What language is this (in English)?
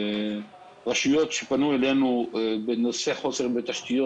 Hebrew